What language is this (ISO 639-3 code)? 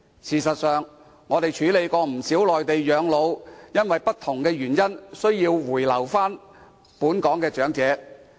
yue